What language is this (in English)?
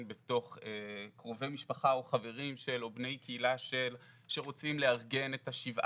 Hebrew